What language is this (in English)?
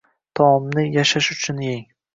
Uzbek